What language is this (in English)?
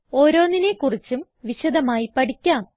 Malayalam